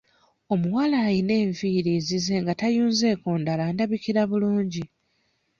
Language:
Ganda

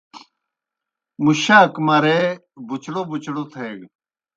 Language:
Kohistani Shina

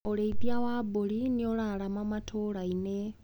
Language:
Kikuyu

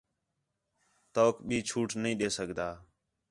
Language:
Khetrani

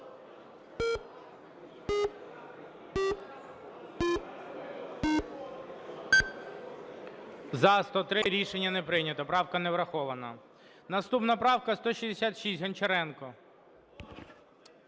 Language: Ukrainian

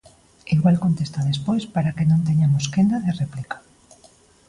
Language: Galician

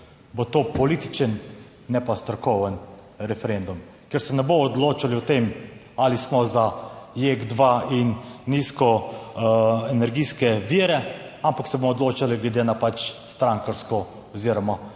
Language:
Slovenian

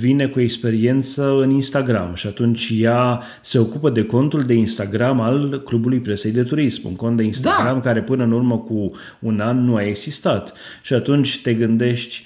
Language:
Romanian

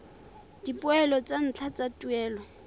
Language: Tswana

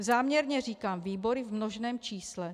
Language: Czech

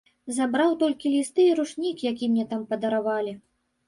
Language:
Belarusian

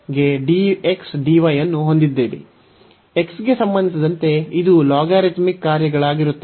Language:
Kannada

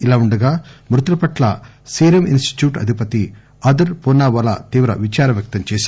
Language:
Telugu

